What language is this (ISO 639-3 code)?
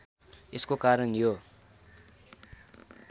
nep